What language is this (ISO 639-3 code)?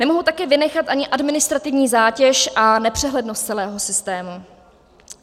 ces